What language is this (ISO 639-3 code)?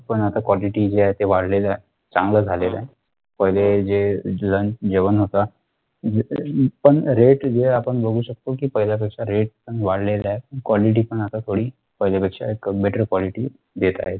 mar